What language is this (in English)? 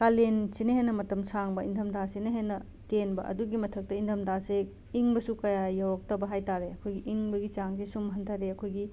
Manipuri